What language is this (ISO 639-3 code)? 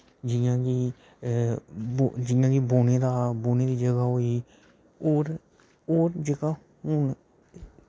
doi